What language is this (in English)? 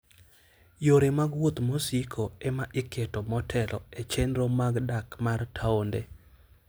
Luo (Kenya and Tanzania)